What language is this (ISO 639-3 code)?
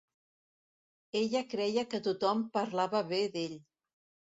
cat